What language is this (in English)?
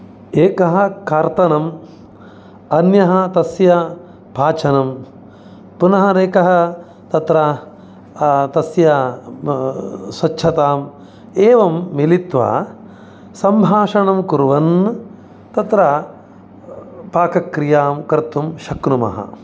Sanskrit